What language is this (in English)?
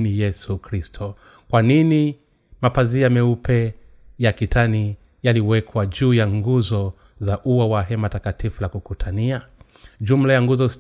Swahili